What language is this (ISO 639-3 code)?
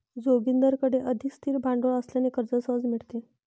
mar